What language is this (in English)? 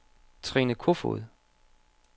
Danish